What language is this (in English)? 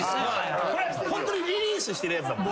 Japanese